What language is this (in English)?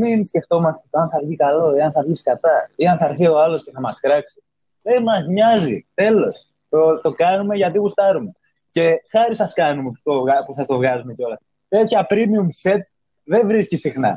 Greek